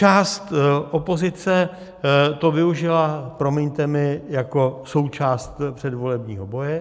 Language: Czech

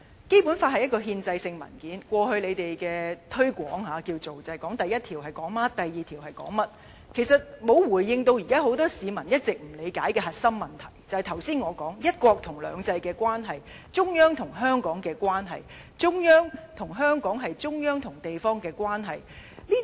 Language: Cantonese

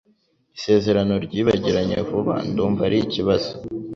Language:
Kinyarwanda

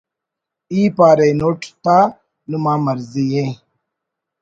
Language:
Brahui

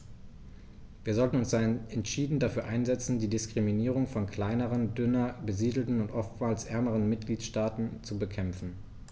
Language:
German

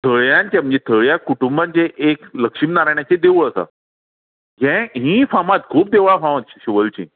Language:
Konkani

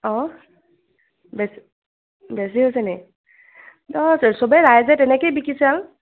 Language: Assamese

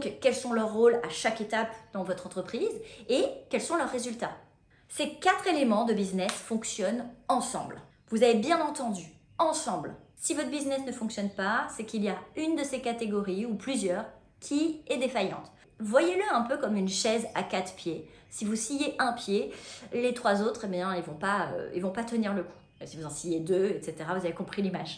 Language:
French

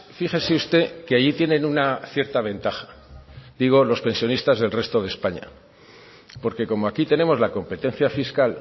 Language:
Spanish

